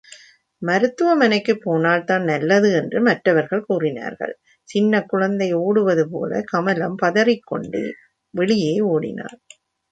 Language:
Tamil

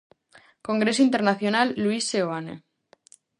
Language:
Galician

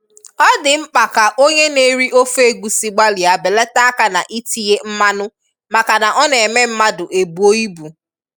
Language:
Igbo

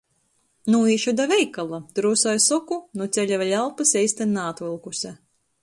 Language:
Latgalian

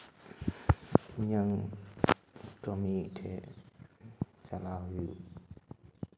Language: Santali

